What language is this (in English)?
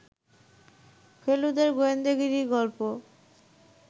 Bangla